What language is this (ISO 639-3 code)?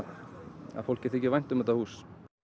isl